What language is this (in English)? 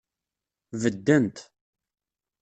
Kabyle